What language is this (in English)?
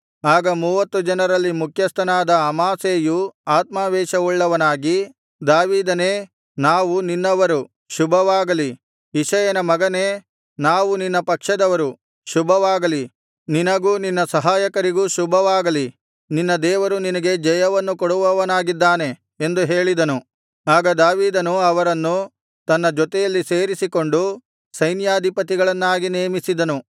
Kannada